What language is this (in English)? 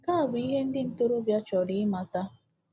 Igbo